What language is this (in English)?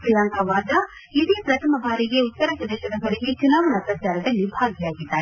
Kannada